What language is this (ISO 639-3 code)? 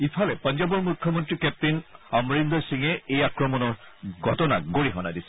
asm